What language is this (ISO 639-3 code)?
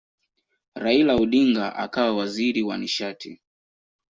swa